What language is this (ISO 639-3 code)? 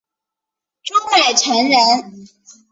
zho